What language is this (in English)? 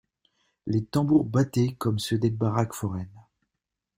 French